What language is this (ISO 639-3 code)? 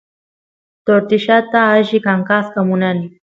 qus